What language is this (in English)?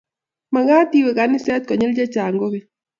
Kalenjin